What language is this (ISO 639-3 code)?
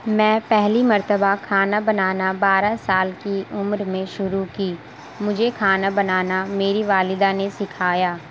urd